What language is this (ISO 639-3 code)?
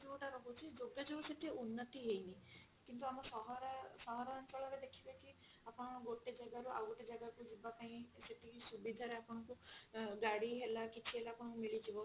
ori